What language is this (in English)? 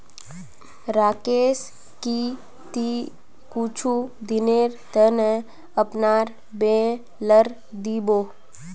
Magahi